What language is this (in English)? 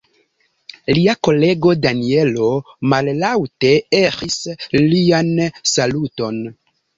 Esperanto